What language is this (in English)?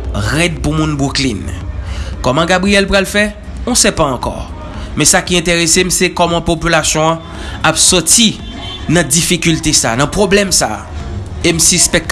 French